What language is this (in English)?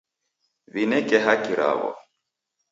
Taita